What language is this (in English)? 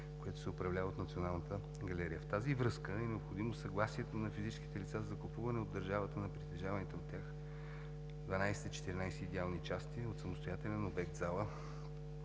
Bulgarian